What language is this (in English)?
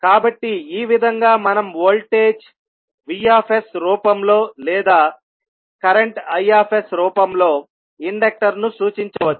Telugu